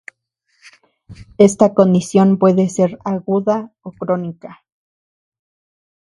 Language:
Spanish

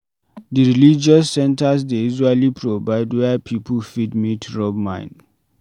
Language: Nigerian Pidgin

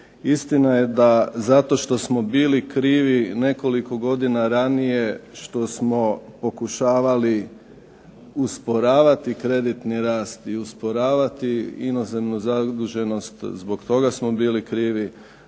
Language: Croatian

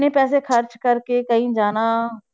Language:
Punjabi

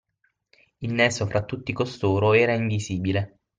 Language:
Italian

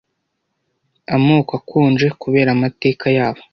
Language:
Kinyarwanda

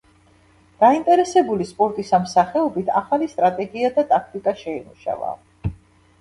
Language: Georgian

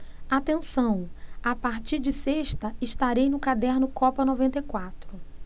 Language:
Portuguese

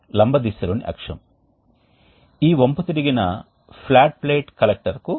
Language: Telugu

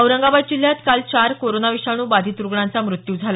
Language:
Marathi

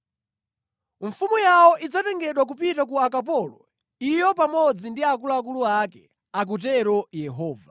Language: Nyanja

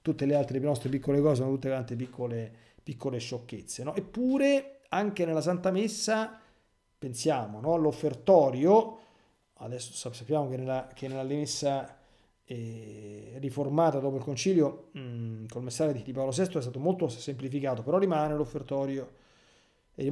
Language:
Italian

